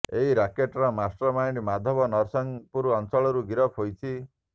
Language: Odia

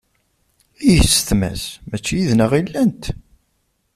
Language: Kabyle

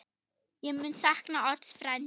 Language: Icelandic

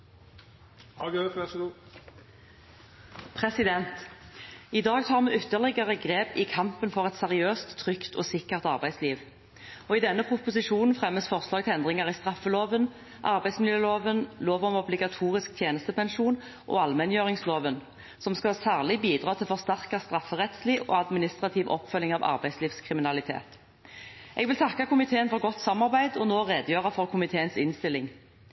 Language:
Norwegian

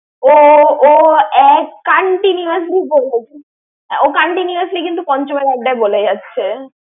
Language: Bangla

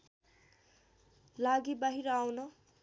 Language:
Nepali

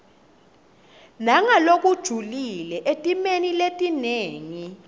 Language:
Swati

